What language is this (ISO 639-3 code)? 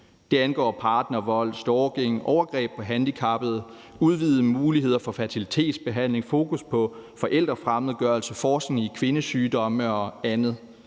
dan